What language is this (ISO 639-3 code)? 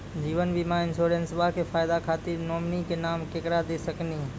mai